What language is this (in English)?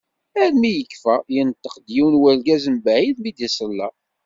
Kabyle